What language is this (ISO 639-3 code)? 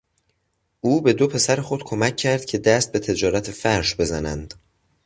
fas